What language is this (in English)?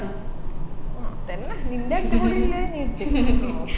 Malayalam